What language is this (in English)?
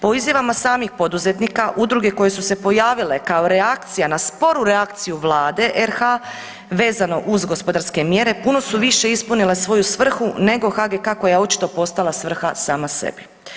Croatian